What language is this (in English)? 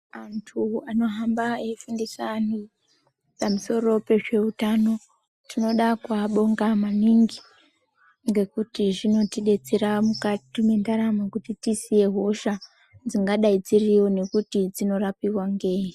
Ndau